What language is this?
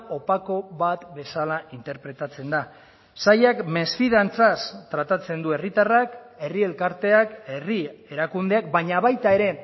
Basque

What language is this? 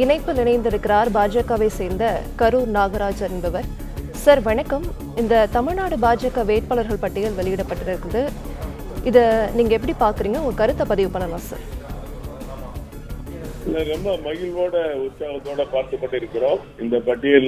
Tamil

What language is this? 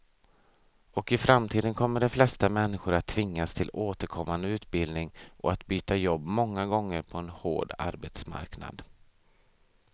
Swedish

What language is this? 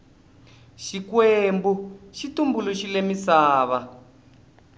Tsonga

